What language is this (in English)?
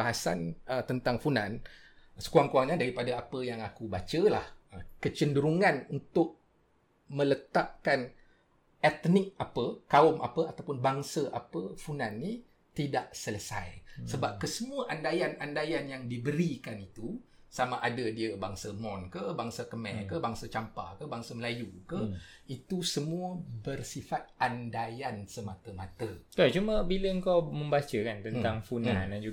Malay